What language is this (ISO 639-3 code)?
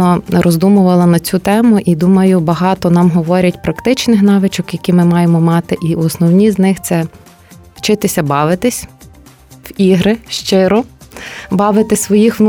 ukr